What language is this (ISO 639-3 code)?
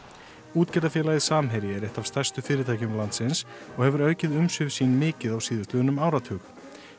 isl